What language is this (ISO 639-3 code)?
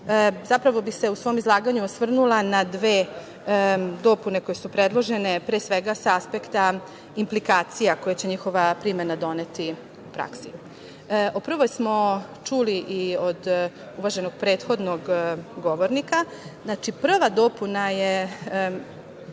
srp